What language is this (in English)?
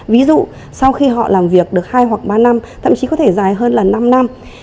Vietnamese